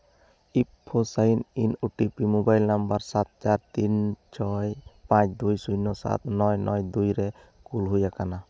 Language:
Santali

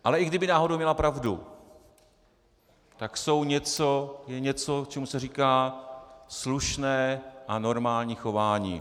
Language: Czech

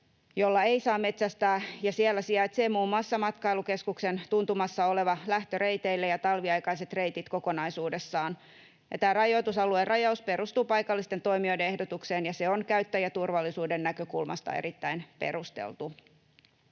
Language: Finnish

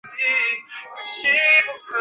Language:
Chinese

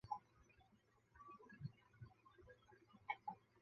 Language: Chinese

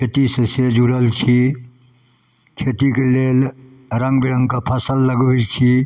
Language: Maithili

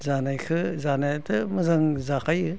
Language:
Bodo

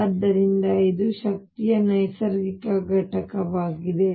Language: Kannada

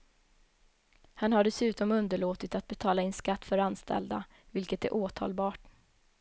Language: Swedish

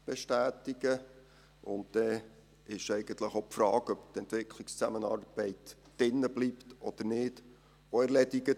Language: Swiss German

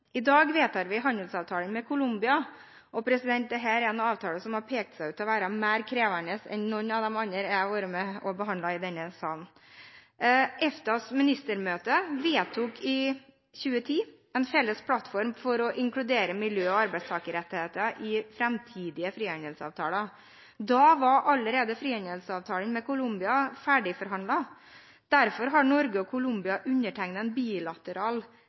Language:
Norwegian Bokmål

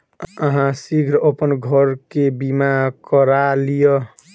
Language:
Maithili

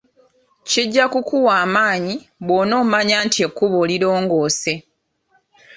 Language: Ganda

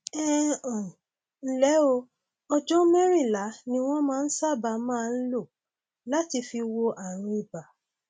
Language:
Yoruba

